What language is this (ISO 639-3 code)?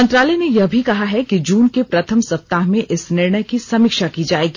hin